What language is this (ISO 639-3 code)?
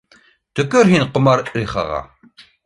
bak